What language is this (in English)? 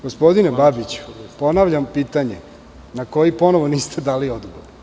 Serbian